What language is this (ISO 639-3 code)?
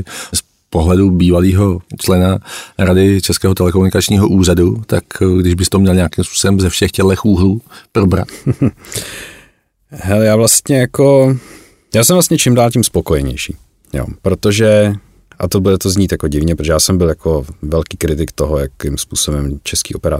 ces